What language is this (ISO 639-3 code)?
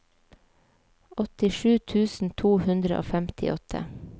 nor